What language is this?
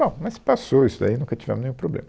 Portuguese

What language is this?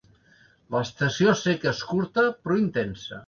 Catalan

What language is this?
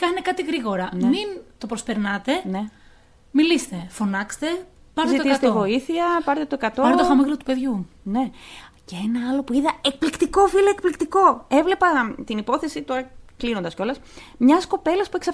Greek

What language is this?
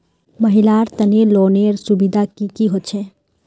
Magahi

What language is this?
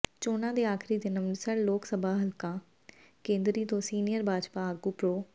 Punjabi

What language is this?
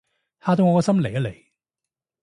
Cantonese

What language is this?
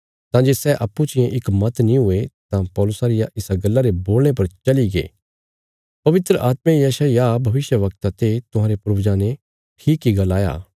Bilaspuri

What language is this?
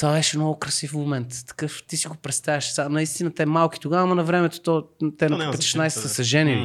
Bulgarian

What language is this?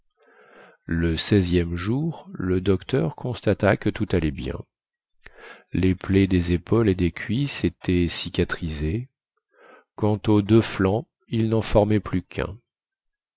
French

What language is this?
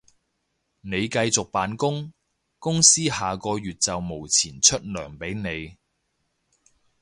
Cantonese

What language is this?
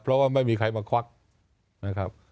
Thai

